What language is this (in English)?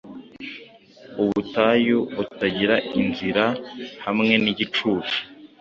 Kinyarwanda